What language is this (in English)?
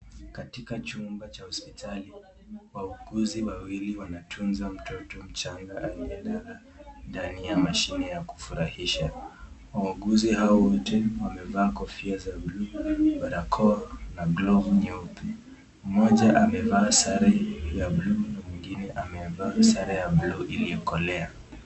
Swahili